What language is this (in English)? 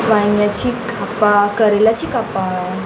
Konkani